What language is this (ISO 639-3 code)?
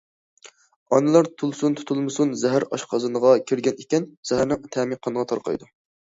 uig